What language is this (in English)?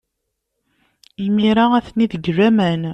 Kabyle